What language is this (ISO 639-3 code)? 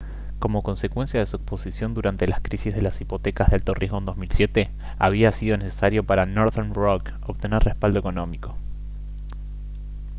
spa